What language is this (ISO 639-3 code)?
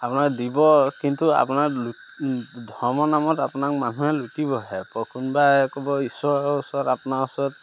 asm